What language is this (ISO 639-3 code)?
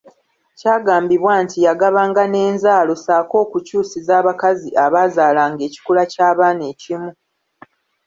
lug